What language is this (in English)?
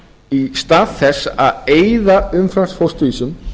Icelandic